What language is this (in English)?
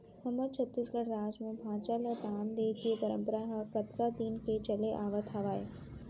Chhattisgarhi